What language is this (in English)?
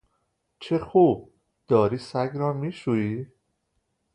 Persian